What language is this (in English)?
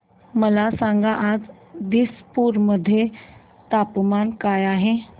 Marathi